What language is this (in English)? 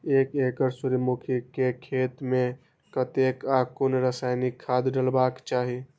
Maithili